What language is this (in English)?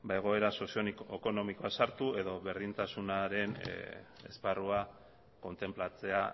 Basque